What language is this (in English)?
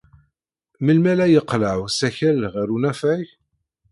Kabyle